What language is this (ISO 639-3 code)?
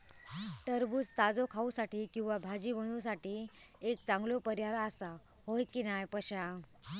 mar